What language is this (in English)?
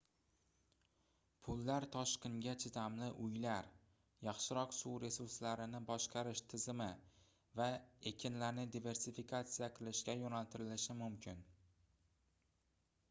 Uzbek